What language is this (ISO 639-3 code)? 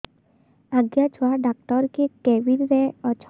ori